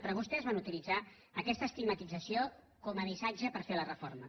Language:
Catalan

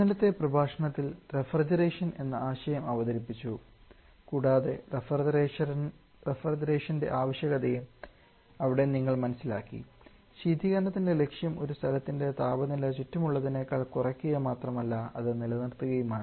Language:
Malayalam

